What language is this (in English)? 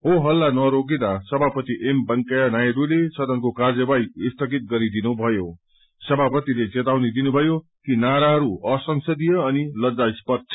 Nepali